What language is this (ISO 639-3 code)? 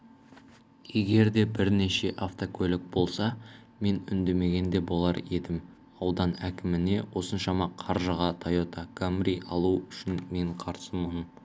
kaz